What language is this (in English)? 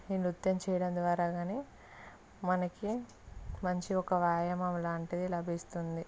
Telugu